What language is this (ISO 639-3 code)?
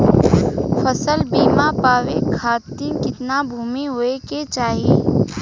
bho